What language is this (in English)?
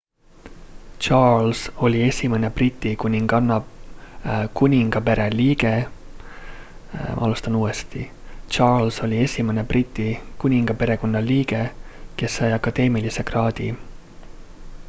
Estonian